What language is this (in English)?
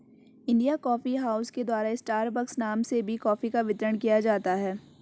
Hindi